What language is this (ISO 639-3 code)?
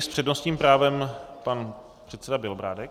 ces